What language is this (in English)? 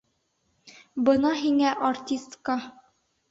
Bashkir